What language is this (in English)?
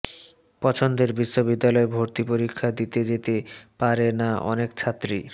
Bangla